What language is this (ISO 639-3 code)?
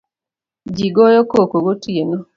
luo